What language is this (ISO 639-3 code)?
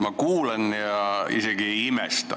est